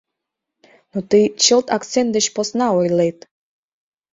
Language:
Mari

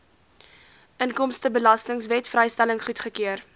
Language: Afrikaans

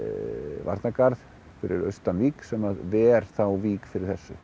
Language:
Icelandic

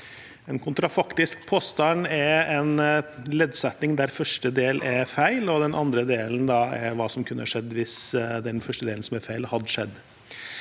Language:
Norwegian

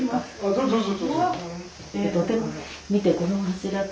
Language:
Japanese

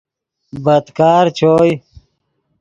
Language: Yidgha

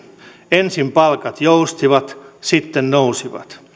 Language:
Finnish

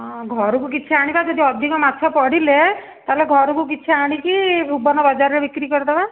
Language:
Odia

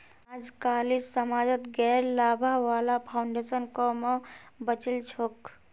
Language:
Magahi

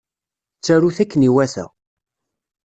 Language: Kabyle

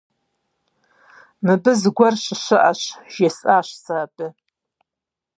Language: Kabardian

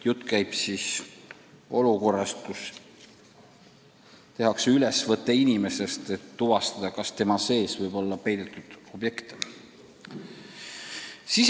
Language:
Estonian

